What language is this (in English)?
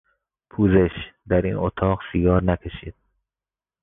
Persian